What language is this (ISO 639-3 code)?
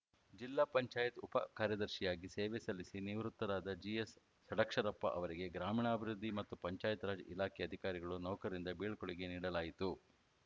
kan